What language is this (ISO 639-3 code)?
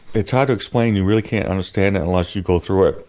eng